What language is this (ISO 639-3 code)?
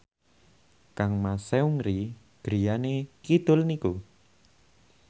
jav